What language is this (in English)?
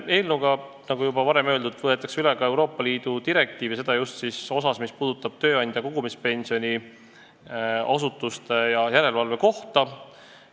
Estonian